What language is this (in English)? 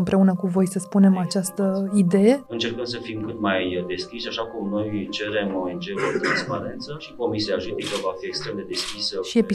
Romanian